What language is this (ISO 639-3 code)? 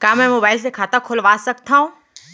hne